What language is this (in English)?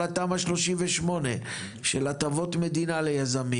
Hebrew